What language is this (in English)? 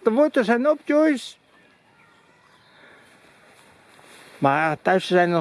Dutch